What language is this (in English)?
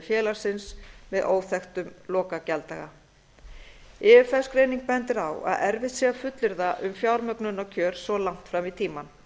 Icelandic